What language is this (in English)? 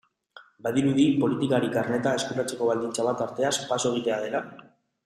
Basque